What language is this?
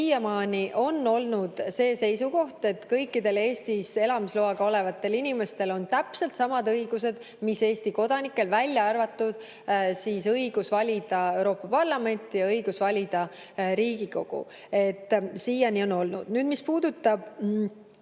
Estonian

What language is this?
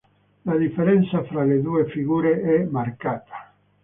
Italian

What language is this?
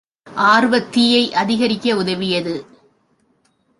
Tamil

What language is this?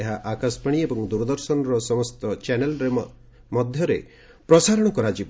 Odia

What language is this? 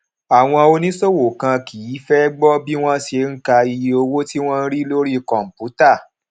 Yoruba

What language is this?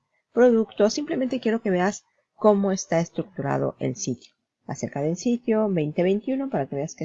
Spanish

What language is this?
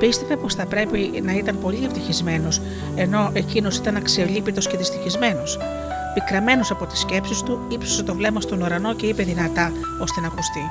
Greek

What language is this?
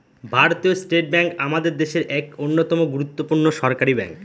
Bangla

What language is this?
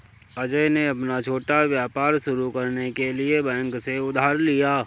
Hindi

